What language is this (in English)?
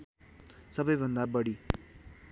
Nepali